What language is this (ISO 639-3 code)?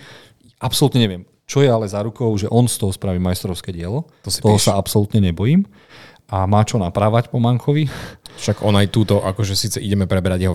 slk